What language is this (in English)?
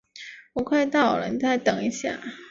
Chinese